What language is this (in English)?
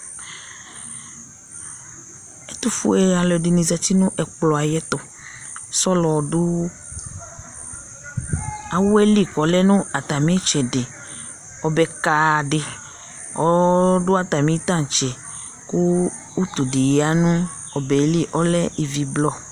Ikposo